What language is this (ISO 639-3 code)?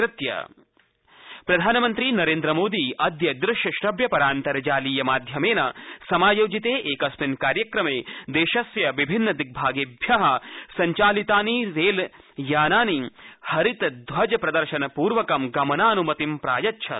san